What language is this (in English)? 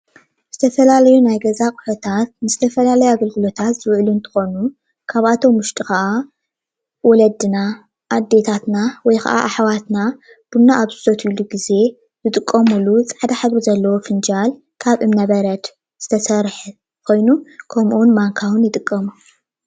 Tigrinya